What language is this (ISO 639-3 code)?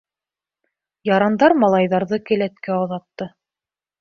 bak